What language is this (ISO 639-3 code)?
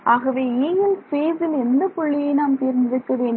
tam